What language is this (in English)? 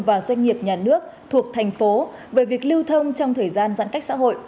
Vietnamese